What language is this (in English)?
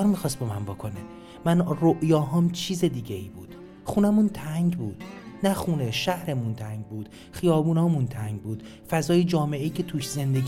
Persian